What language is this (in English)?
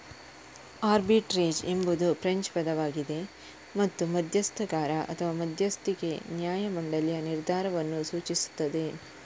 Kannada